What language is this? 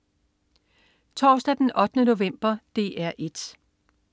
Danish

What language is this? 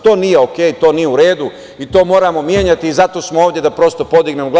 Serbian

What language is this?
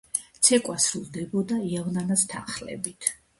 Georgian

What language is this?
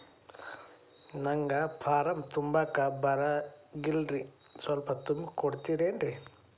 Kannada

